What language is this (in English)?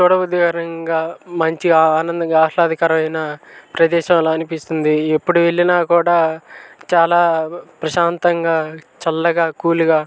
Telugu